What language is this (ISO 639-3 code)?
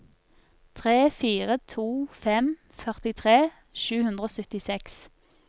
nor